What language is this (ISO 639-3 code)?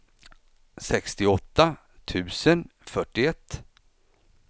swe